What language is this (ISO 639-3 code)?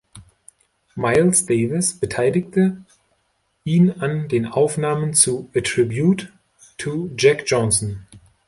deu